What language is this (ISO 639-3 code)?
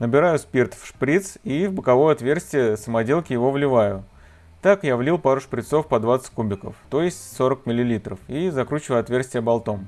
rus